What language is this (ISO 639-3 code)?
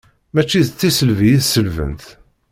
kab